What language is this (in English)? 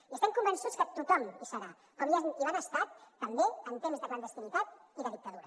Catalan